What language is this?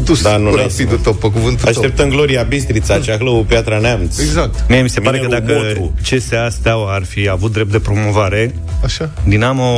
Romanian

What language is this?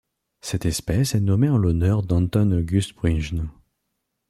French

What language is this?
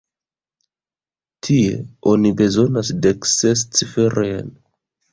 Esperanto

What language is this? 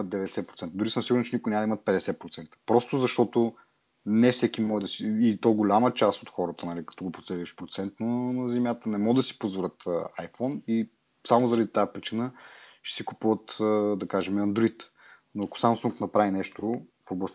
Bulgarian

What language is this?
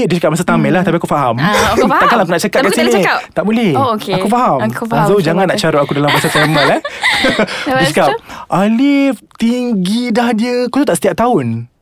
Malay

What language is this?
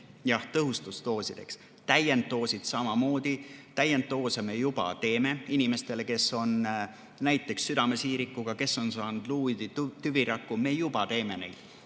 Estonian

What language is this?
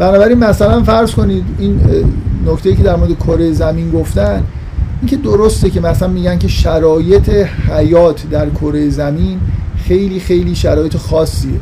Persian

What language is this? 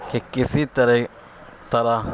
Urdu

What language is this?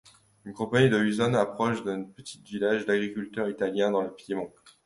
French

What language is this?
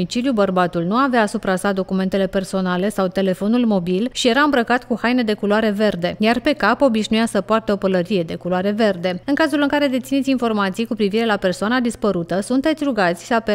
Romanian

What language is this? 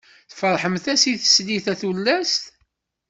Kabyle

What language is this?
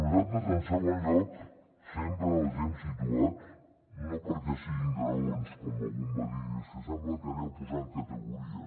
Catalan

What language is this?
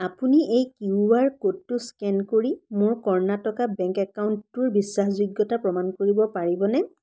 Assamese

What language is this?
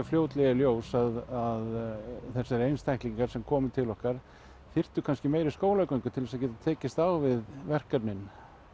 Icelandic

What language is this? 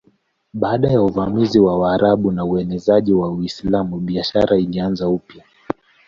Swahili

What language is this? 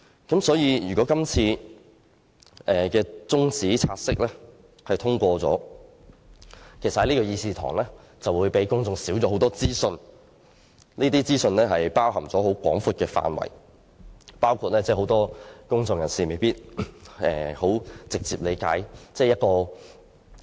Cantonese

